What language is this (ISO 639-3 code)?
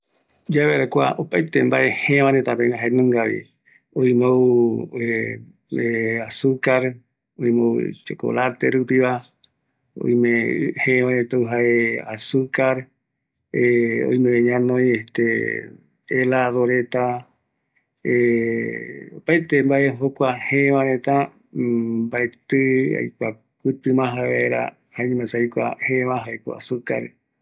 gui